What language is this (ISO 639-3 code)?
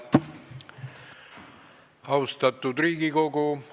est